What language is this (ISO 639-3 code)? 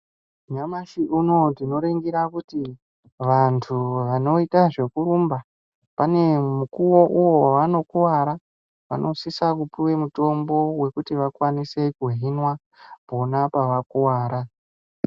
ndc